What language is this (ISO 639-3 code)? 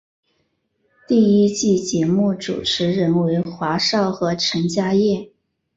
zho